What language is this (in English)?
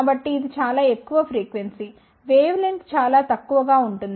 Telugu